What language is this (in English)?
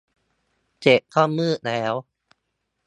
Thai